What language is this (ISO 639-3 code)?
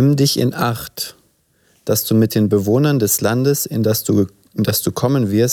deu